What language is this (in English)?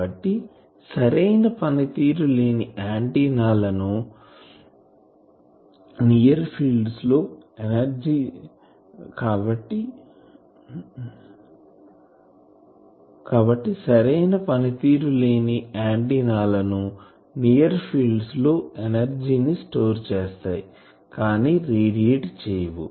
Telugu